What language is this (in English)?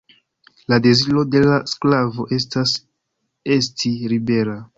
Esperanto